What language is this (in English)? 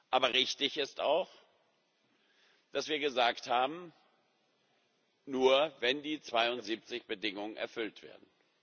German